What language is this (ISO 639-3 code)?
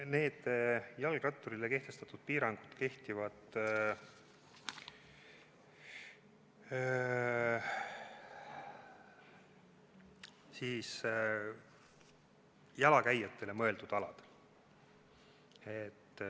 est